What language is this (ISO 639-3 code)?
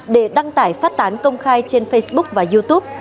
vie